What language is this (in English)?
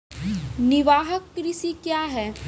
Maithili